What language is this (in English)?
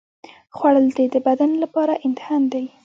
Pashto